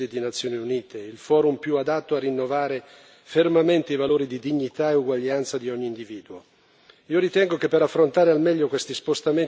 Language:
Italian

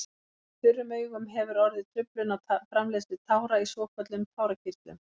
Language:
Icelandic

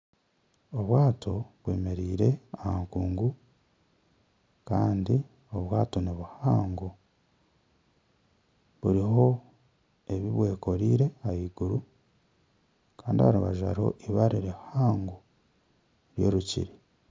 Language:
Nyankole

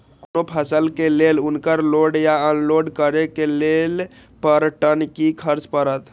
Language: Maithili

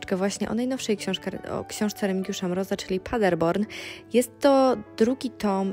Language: Polish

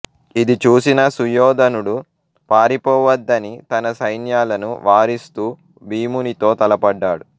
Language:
Telugu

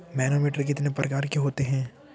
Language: Hindi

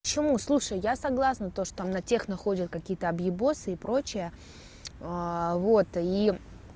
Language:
Russian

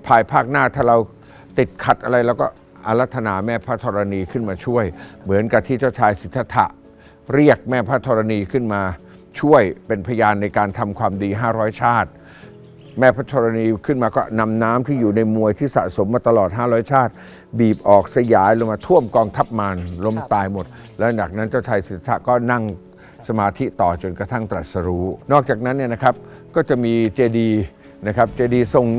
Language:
Thai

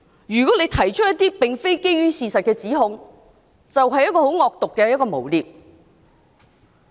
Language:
Cantonese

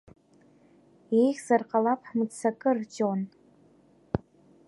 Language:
Abkhazian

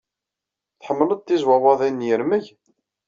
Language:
Kabyle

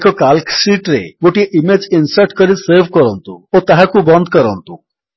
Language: Odia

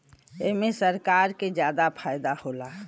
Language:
Bhojpuri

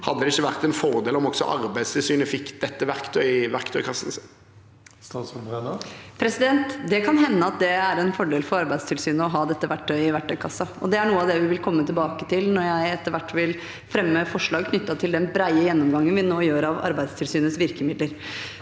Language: Norwegian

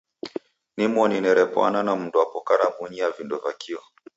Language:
Taita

